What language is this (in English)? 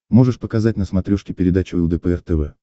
Russian